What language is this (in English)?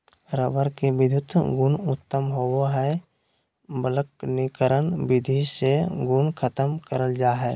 Magahi